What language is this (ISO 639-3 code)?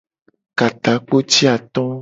gej